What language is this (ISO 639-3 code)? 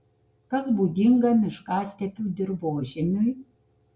lit